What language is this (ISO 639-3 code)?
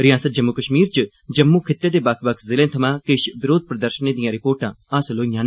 doi